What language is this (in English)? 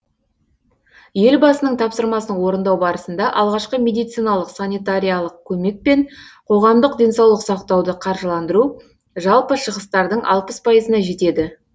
Kazakh